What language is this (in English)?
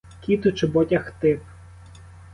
Ukrainian